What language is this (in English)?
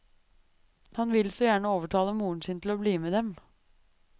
Norwegian